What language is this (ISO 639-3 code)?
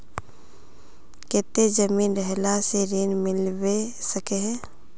mag